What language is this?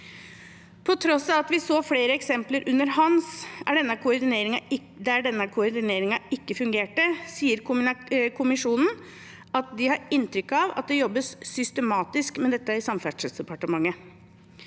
Norwegian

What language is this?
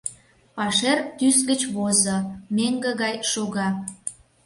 Mari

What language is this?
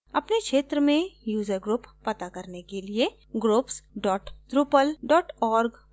Hindi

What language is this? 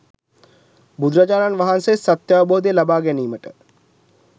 Sinhala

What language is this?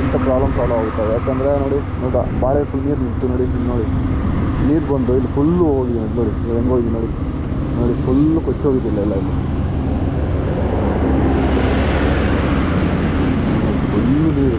Kannada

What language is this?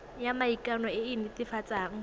Tswana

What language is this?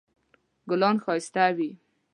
Pashto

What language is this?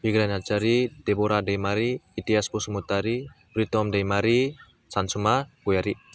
Bodo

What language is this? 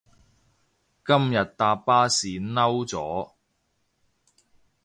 Cantonese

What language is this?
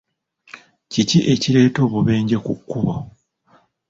Ganda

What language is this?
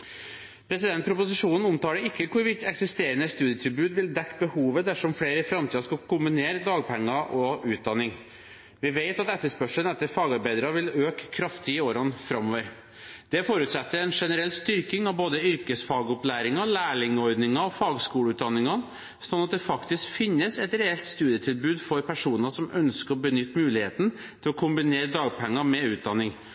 Norwegian Bokmål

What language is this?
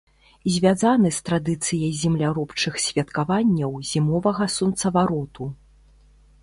Belarusian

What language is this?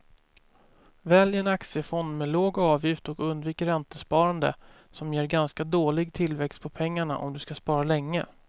Swedish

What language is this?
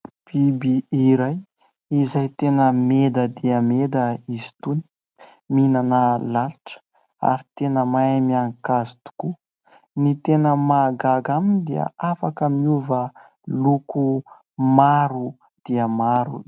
Malagasy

